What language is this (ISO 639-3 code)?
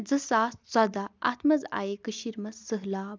kas